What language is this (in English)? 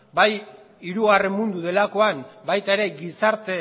Basque